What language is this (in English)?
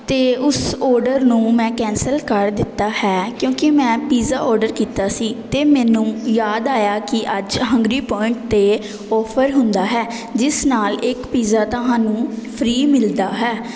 Punjabi